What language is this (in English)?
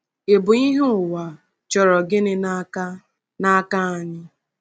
Igbo